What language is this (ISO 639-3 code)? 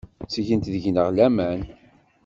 kab